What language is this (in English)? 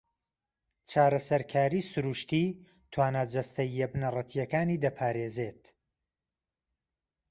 Central Kurdish